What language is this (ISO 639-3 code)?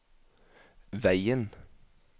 nor